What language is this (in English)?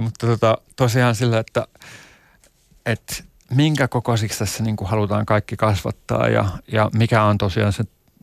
Finnish